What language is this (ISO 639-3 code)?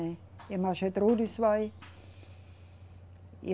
por